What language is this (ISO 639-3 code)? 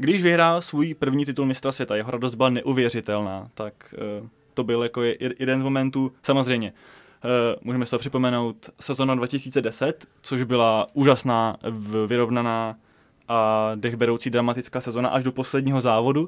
ces